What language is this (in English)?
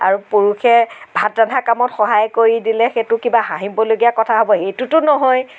Assamese